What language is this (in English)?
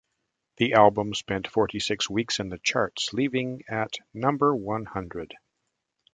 English